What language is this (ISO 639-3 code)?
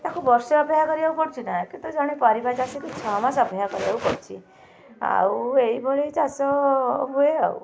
ori